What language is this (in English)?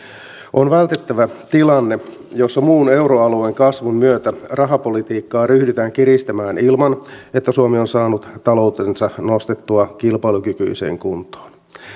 Finnish